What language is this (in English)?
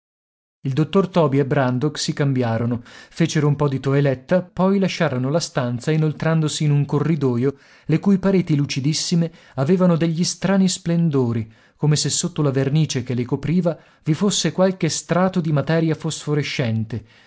Italian